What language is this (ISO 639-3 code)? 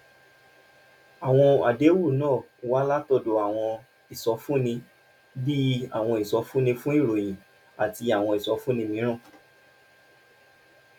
yor